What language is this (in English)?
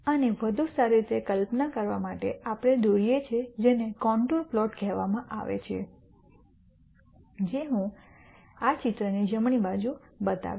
Gujarati